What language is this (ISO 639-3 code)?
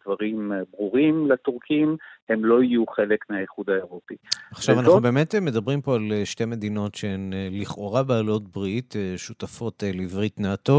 heb